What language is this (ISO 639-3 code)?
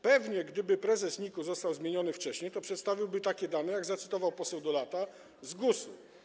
pol